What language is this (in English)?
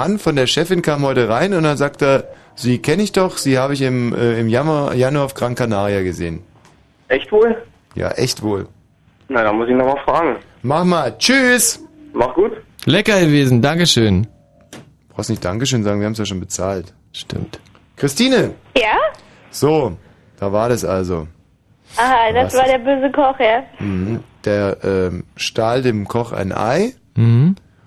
German